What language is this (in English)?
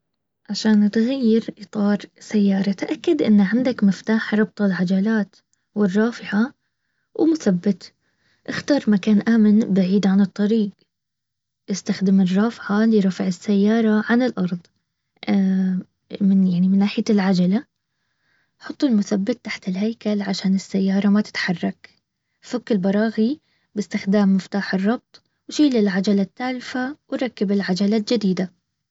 Baharna Arabic